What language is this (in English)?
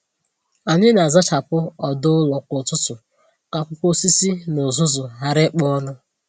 Igbo